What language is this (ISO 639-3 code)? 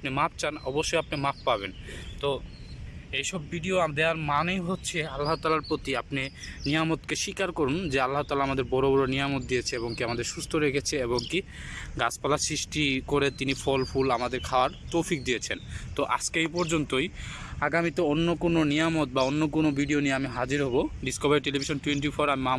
ben